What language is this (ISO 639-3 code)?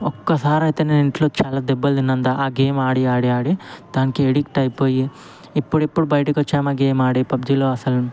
tel